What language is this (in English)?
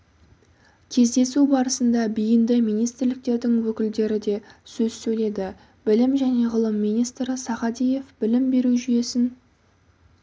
Kazakh